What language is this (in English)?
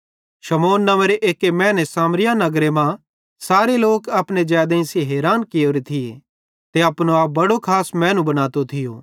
Bhadrawahi